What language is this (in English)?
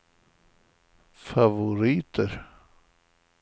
Swedish